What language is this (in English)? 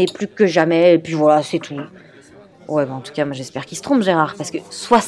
French